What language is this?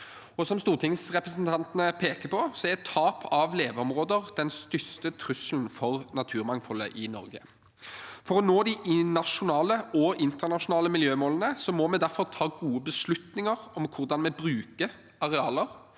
Norwegian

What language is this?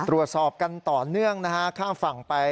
Thai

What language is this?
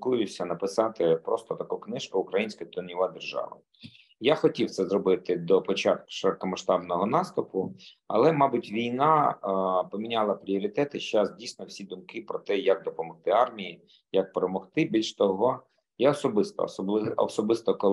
Ukrainian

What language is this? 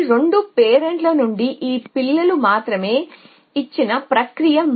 Telugu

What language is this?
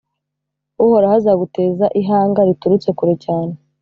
Kinyarwanda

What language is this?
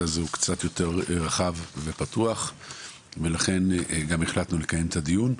Hebrew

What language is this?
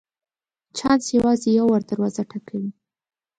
Pashto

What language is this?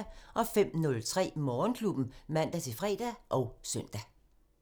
Danish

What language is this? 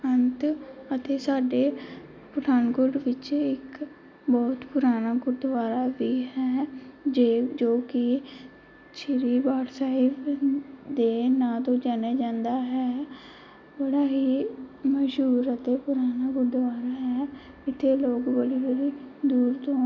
Punjabi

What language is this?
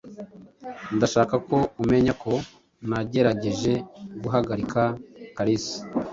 Kinyarwanda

